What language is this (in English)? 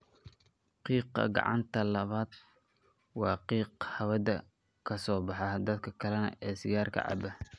Somali